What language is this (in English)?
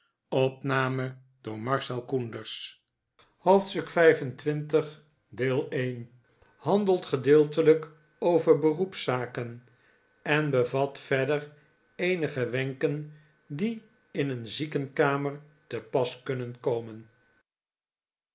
Dutch